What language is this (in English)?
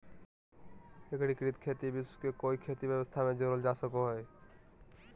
Magahi